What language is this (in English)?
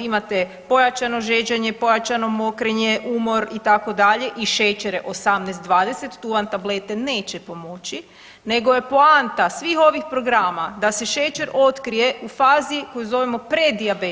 Croatian